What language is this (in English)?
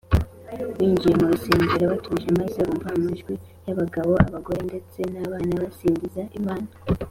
Kinyarwanda